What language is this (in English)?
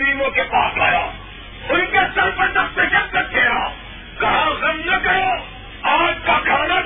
Urdu